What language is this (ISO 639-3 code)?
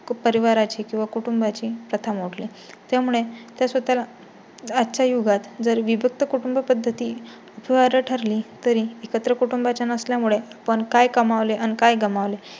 mar